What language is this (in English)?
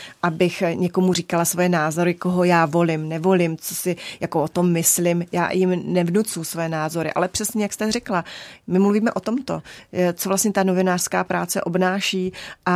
Czech